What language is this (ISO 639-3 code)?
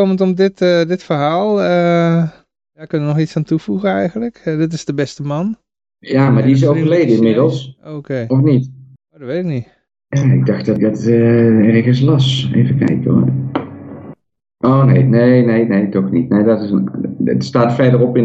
nld